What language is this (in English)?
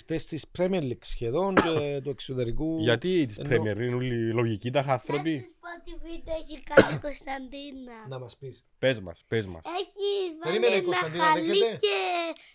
Greek